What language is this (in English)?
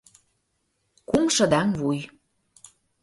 Mari